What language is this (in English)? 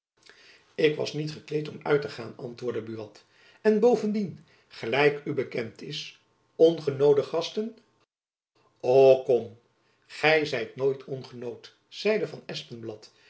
Dutch